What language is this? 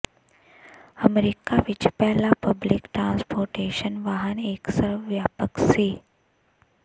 Punjabi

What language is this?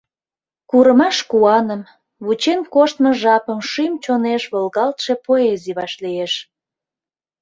Mari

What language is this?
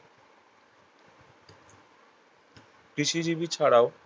Bangla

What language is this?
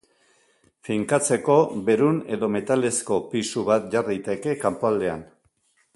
Basque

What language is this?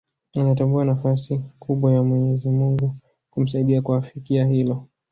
Swahili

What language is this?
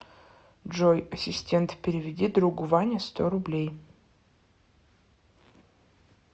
Russian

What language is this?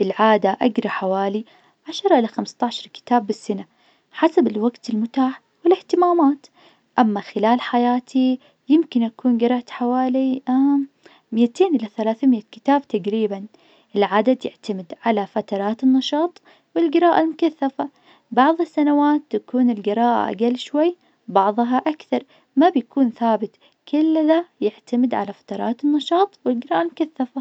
Najdi Arabic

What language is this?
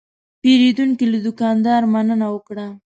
Pashto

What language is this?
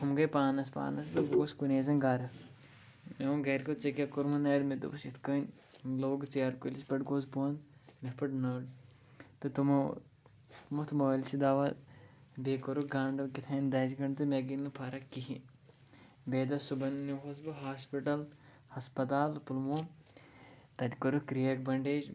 Kashmiri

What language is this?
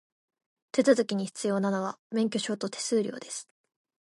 Japanese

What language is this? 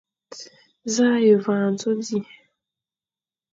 Fang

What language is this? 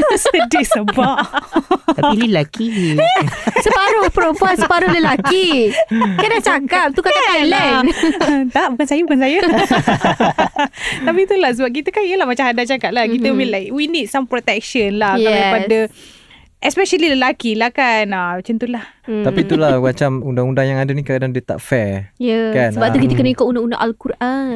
Malay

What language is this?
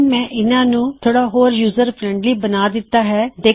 Punjabi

